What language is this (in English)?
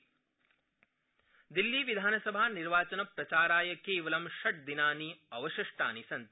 Sanskrit